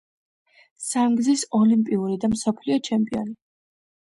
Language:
Georgian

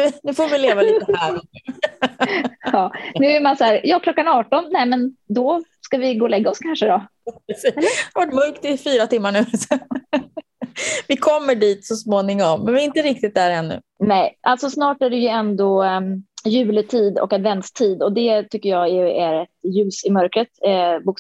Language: Swedish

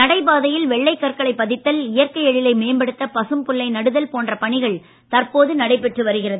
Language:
Tamil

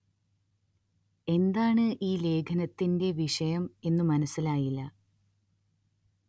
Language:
Malayalam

